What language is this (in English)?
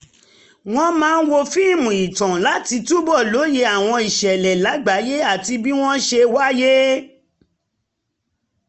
Yoruba